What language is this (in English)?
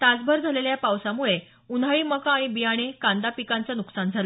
Marathi